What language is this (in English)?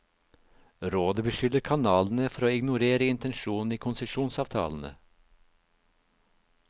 Norwegian